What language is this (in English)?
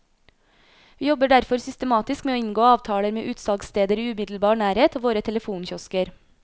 Norwegian